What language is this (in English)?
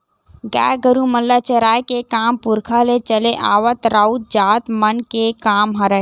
Chhattisgarhi